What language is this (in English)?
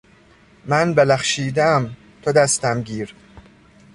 Persian